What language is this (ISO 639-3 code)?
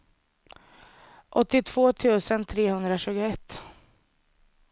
swe